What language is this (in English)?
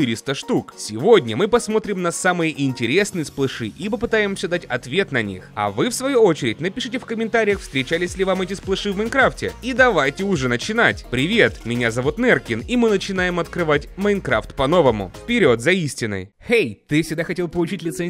Russian